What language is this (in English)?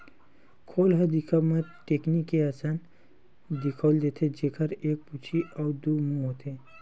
Chhattisgarhi